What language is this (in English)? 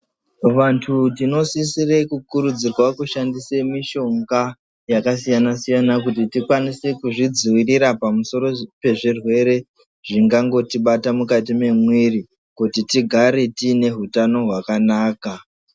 Ndau